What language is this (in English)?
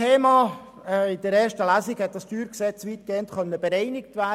Swiss German